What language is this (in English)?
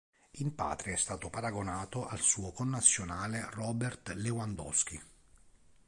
Italian